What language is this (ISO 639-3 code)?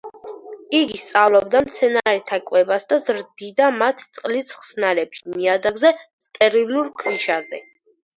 kat